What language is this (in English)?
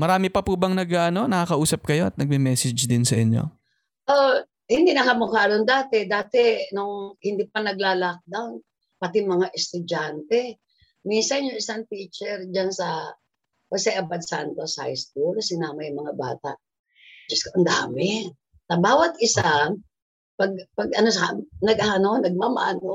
Filipino